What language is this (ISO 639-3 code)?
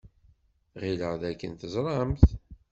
kab